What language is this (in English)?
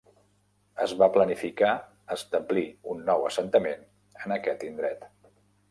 Catalan